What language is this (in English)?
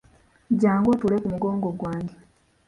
Ganda